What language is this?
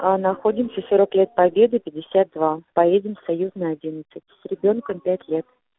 Russian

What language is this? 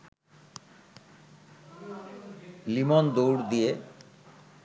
Bangla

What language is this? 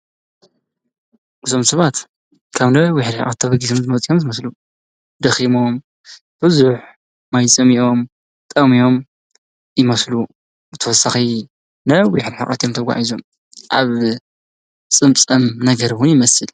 Tigrinya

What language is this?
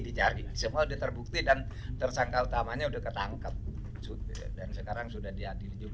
Indonesian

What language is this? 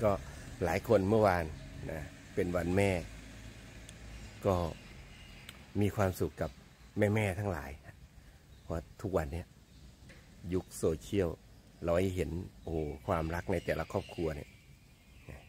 Thai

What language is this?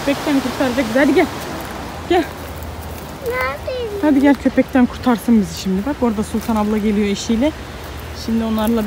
Turkish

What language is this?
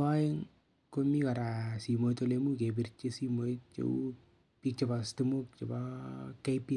Kalenjin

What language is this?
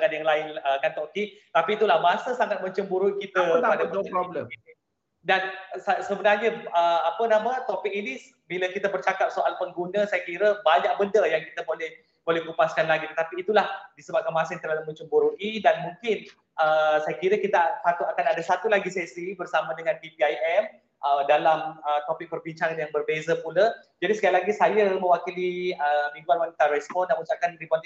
Malay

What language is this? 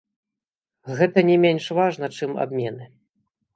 Belarusian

